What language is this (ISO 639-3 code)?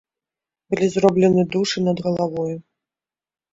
bel